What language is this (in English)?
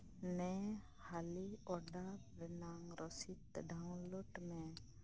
Santali